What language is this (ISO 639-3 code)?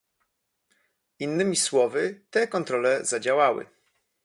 pol